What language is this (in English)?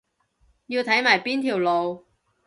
Cantonese